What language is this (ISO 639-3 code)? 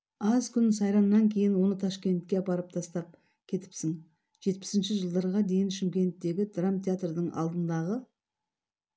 kaz